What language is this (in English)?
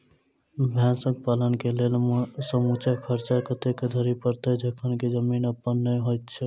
Maithili